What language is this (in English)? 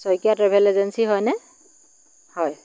Assamese